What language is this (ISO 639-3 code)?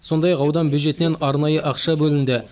kaz